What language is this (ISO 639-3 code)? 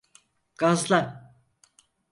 tur